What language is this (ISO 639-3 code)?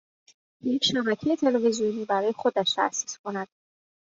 fas